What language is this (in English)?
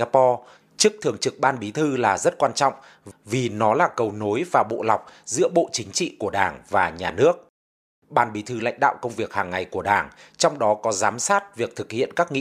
Vietnamese